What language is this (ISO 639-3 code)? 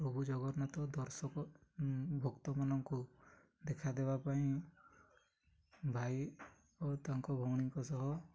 ori